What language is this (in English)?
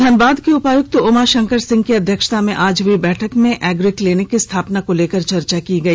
Hindi